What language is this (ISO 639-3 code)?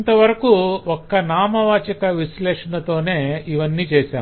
tel